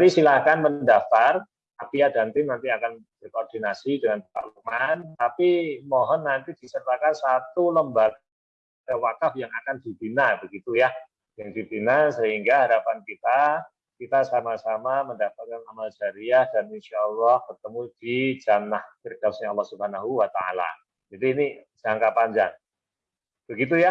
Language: Indonesian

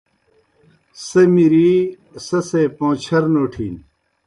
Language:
Kohistani Shina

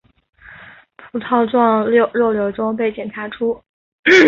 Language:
Chinese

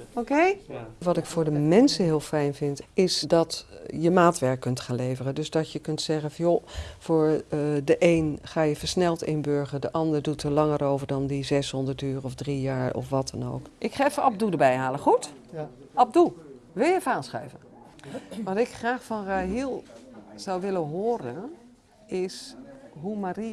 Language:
Dutch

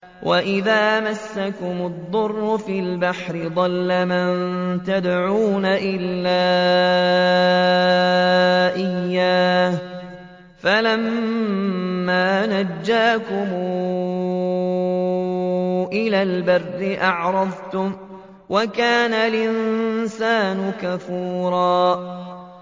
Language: Arabic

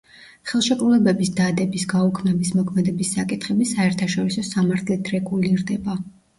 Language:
Georgian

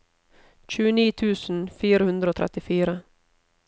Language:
Norwegian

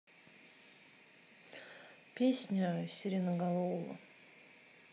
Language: Russian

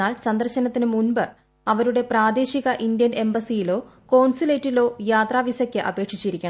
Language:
Malayalam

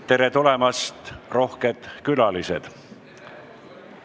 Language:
Estonian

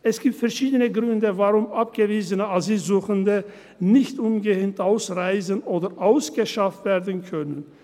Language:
Swiss German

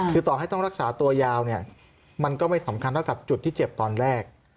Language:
Thai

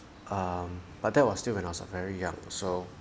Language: English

